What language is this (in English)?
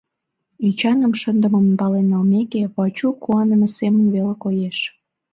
Mari